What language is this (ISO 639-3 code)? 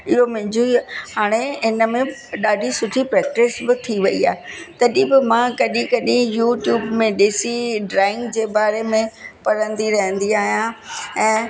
snd